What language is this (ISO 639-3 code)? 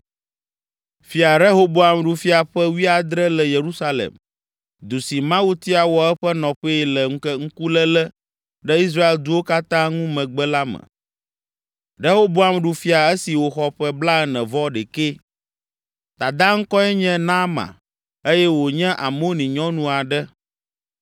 ewe